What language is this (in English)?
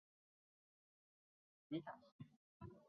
Chinese